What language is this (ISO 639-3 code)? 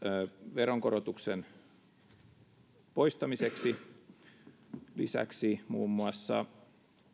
fin